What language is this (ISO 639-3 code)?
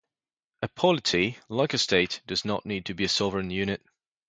eng